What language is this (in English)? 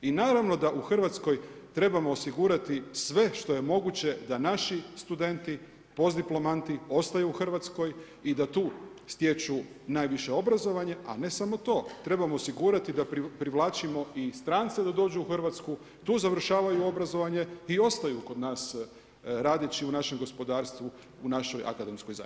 Croatian